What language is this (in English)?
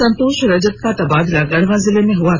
Hindi